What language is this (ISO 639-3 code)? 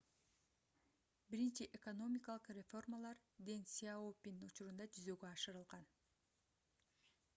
kir